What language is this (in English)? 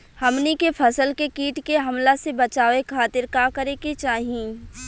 Bhojpuri